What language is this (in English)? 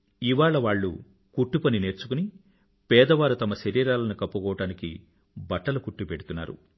Telugu